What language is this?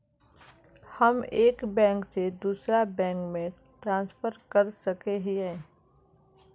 Magahi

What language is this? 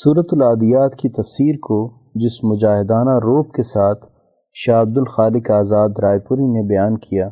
Urdu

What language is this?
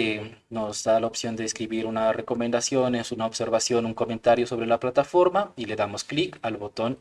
Spanish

